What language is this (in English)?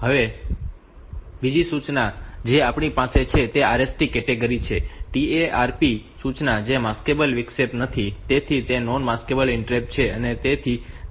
Gujarati